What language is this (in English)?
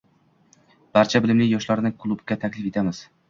Uzbek